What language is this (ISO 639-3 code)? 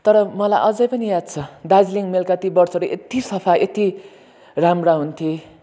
nep